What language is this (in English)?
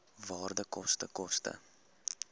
Afrikaans